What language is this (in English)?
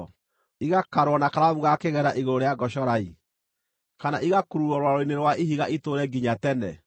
Kikuyu